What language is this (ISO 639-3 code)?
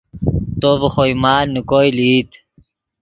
ydg